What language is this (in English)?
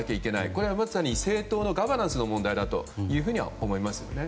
Japanese